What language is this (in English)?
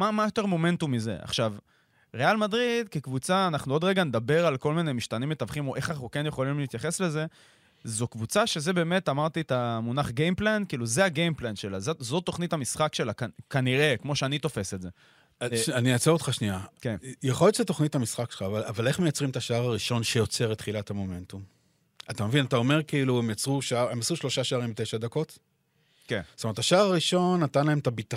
Hebrew